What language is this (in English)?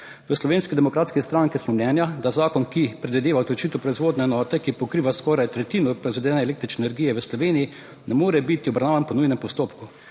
Slovenian